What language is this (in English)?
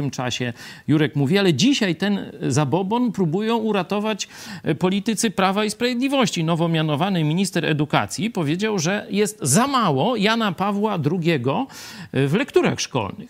Polish